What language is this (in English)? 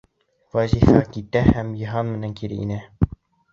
Bashkir